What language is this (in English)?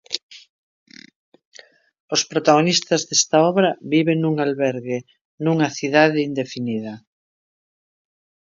Galician